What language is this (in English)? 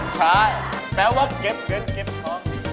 Thai